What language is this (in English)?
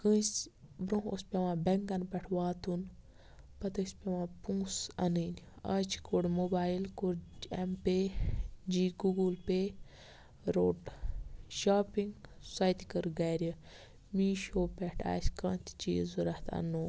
Kashmiri